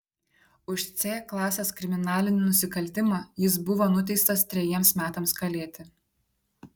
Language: Lithuanian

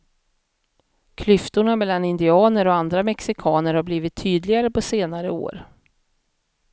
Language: Swedish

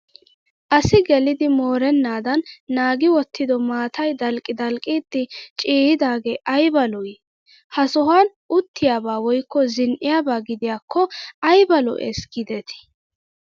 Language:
Wolaytta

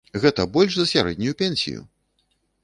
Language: Belarusian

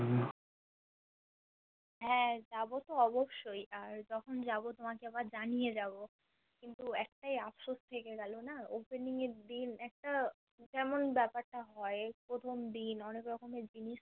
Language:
Bangla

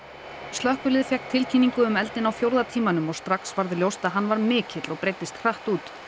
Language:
Icelandic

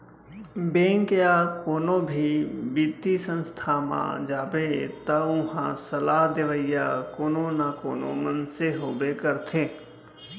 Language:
Chhattisgarhi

